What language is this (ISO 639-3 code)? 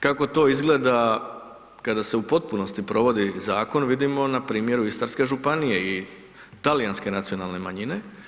hrv